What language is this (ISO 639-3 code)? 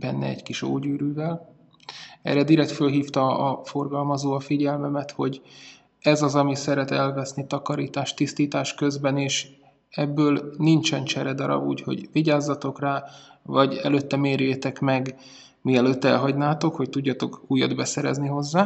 hun